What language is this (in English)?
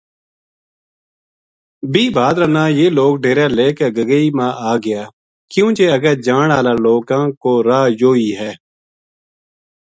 Gujari